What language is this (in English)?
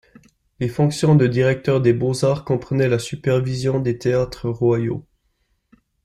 French